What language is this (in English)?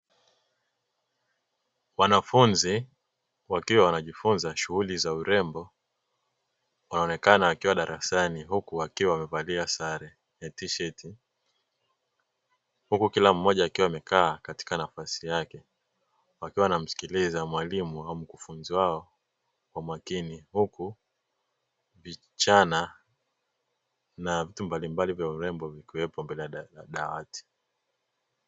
Swahili